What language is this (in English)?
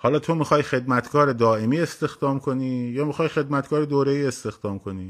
Persian